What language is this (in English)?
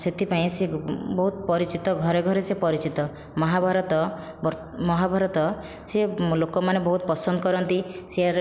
Odia